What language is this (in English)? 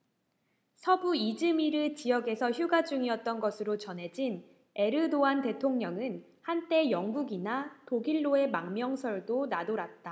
Korean